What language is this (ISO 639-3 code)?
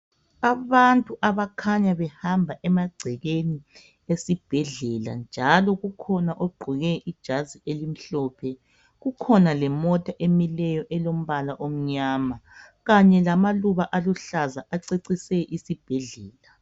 nde